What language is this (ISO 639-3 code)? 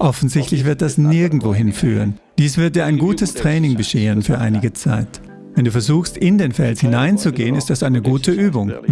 deu